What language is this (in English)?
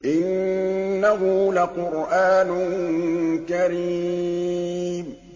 Arabic